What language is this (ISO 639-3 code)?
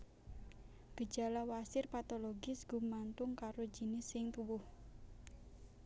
jav